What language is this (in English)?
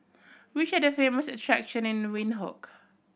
English